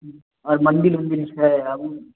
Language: Maithili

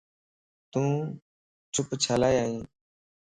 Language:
Lasi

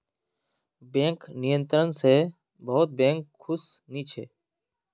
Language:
Magahi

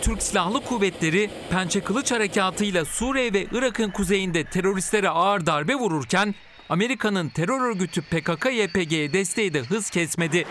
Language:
Turkish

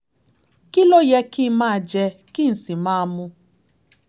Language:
Yoruba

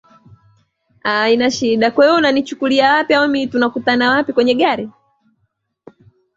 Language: Swahili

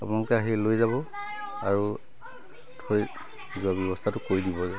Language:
Assamese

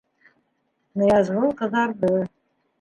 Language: Bashkir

